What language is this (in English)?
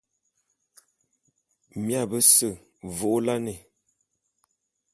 Bulu